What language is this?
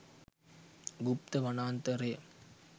Sinhala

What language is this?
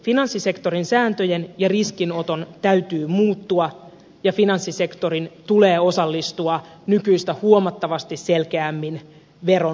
Finnish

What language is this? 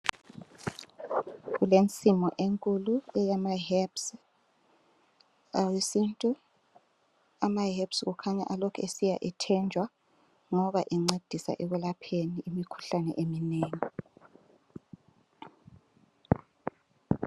North Ndebele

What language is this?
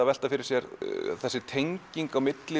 Icelandic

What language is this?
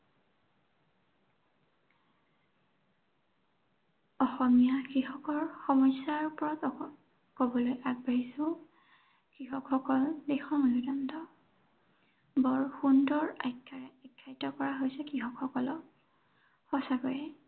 Assamese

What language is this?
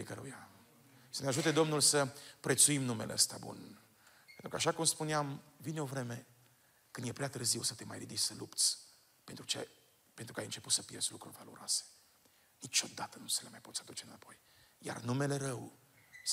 Romanian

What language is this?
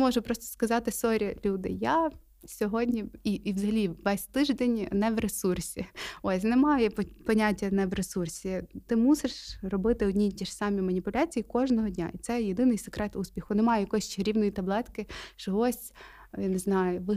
Ukrainian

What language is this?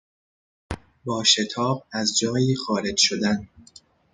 Persian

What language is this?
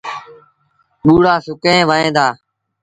Sindhi Bhil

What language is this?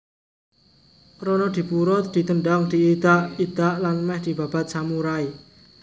Javanese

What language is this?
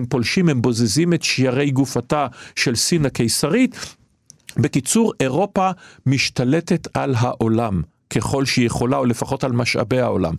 Hebrew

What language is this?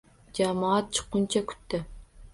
Uzbek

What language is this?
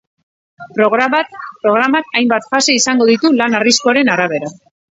Basque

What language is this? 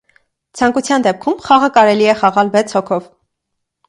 Armenian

